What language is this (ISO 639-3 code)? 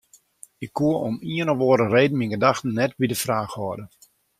fry